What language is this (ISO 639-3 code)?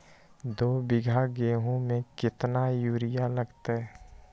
mag